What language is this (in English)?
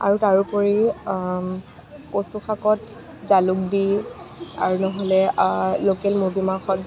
Assamese